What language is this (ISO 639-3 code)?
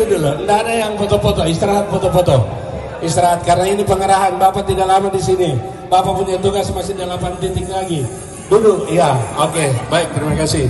ind